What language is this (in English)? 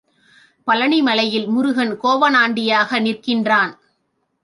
Tamil